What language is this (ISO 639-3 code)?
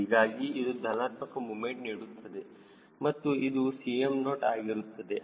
kan